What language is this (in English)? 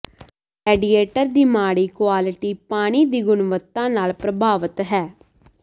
Punjabi